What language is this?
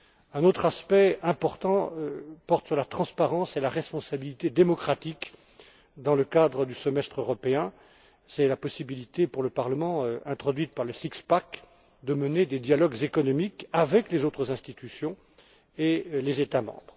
French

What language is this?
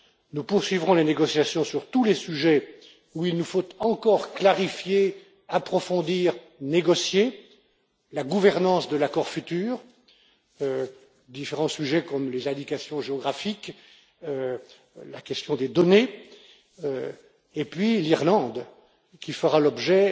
French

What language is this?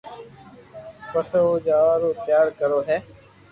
Loarki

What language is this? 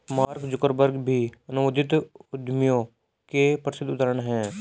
Hindi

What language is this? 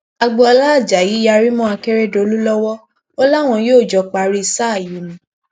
Yoruba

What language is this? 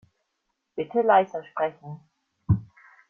German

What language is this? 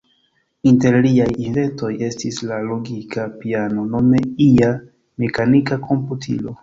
Esperanto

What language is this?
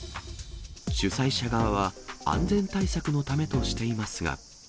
Japanese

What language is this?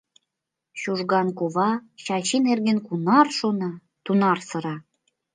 Mari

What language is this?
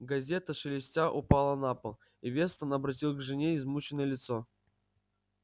Russian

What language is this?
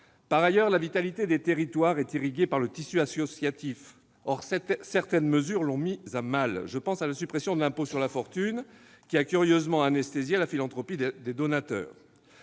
French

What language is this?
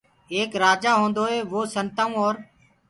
Gurgula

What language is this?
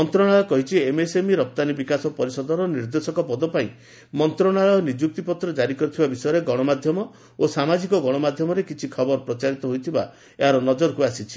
Odia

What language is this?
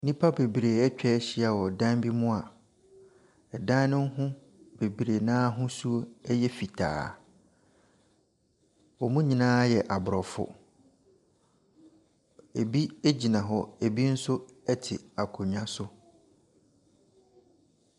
Akan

